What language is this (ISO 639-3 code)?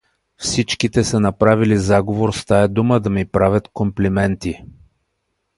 bul